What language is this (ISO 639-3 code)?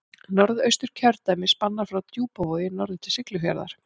isl